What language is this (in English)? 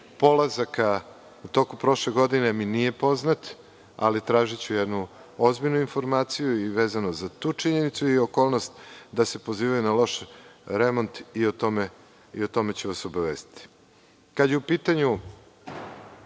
Serbian